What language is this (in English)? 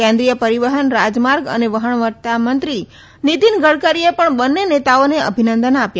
Gujarati